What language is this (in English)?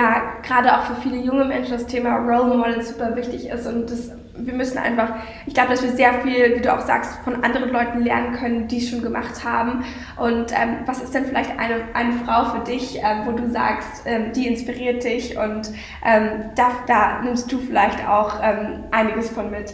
German